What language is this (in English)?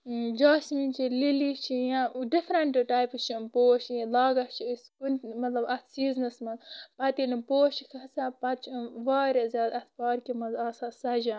Kashmiri